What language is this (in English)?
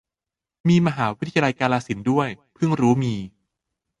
Thai